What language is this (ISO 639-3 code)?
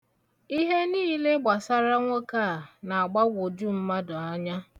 ibo